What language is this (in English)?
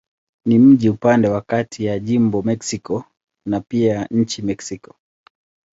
Swahili